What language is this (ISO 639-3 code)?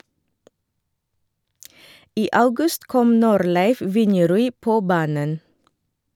nor